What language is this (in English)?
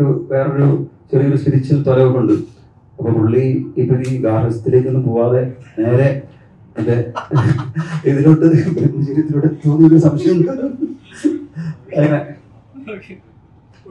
Malayalam